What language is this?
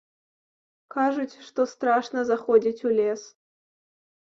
Belarusian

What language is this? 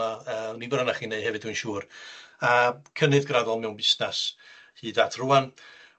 Welsh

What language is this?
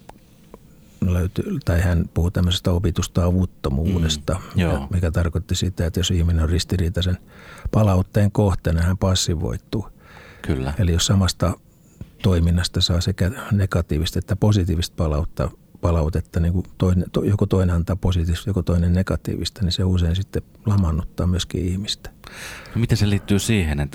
Finnish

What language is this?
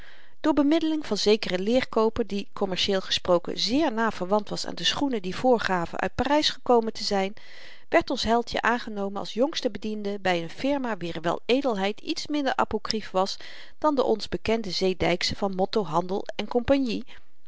Dutch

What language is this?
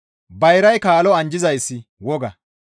Gamo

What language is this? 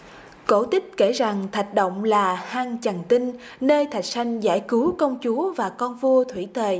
Vietnamese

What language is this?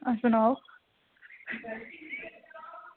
Dogri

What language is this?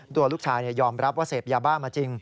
Thai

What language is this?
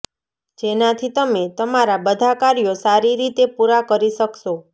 Gujarati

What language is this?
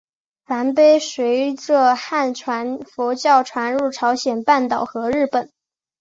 Chinese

